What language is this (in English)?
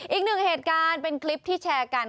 Thai